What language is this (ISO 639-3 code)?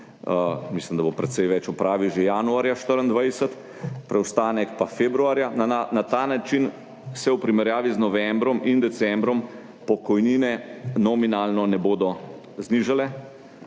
slv